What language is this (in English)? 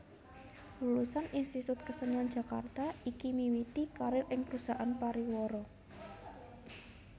Javanese